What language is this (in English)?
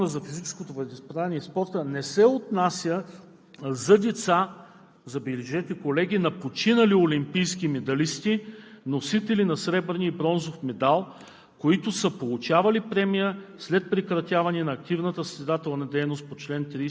Bulgarian